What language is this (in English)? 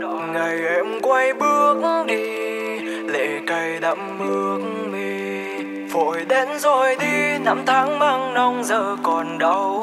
Vietnamese